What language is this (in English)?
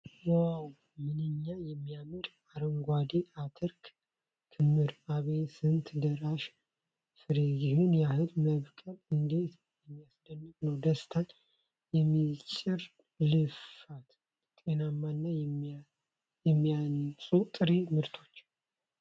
Amharic